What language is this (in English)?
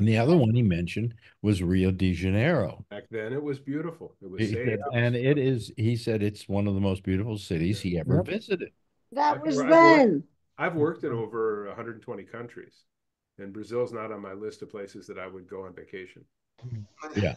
English